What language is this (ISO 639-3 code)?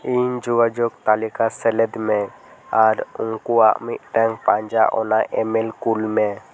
sat